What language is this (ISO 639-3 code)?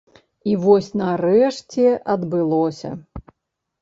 bel